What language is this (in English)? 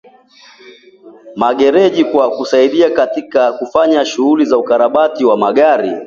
Swahili